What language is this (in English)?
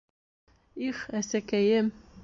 Bashkir